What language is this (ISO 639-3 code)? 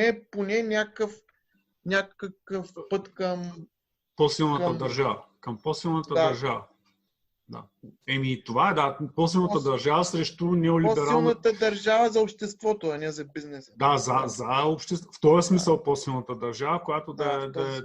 bul